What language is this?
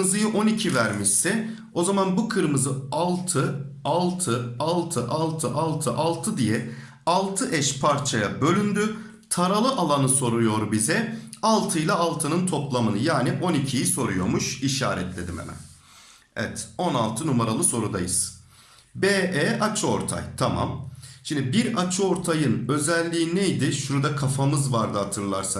Turkish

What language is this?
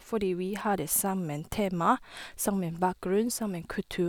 Norwegian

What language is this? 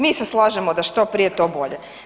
Croatian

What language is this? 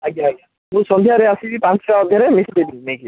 Odia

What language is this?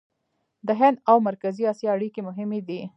Pashto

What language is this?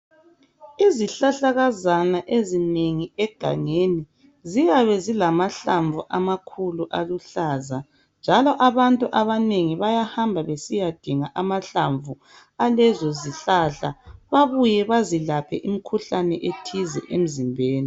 North Ndebele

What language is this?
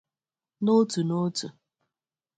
Igbo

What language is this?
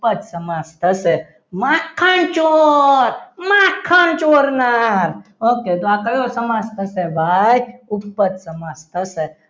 Gujarati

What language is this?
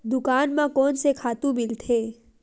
Chhattisgarhi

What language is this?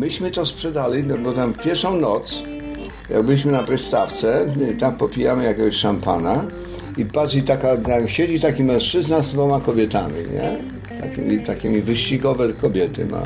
Polish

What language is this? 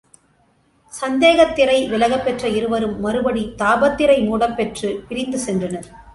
Tamil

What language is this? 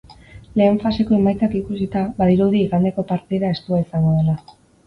Basque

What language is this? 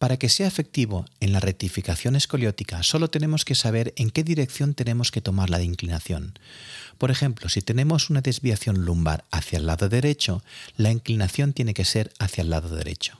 Spanish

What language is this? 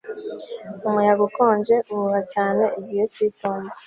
Kinyarwanda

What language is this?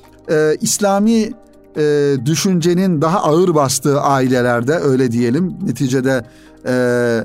Turkish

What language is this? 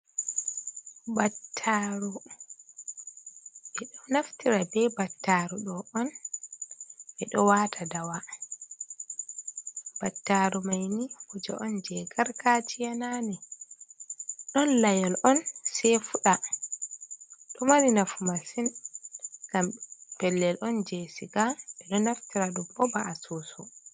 Fula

